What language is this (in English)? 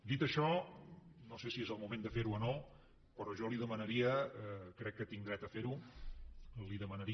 Catalan